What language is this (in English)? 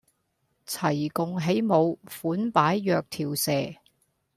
Cantonese